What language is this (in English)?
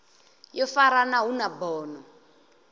Venda